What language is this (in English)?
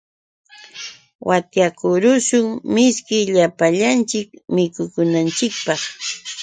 Yauyos Quechua